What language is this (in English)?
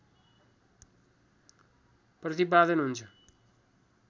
Nepali